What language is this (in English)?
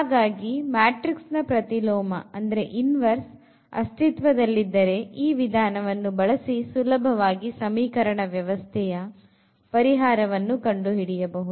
Kannada